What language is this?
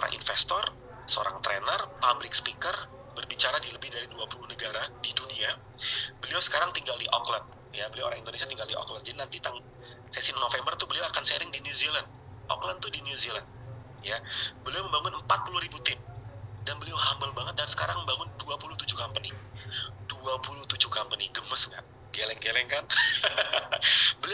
Indonesian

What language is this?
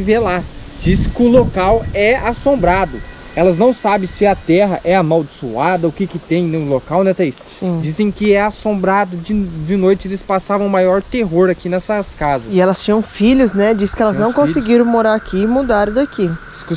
Portuguese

